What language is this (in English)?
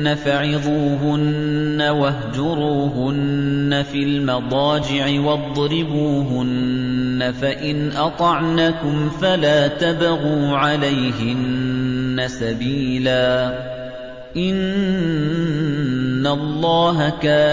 Arabic